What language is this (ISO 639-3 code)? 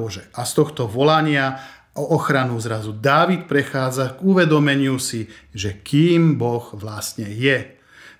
slk